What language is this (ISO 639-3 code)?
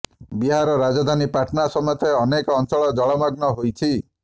ori